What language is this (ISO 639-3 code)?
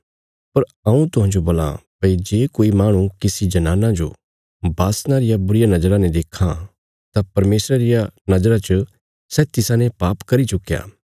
kfs